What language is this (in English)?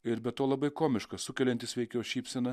Lithuanian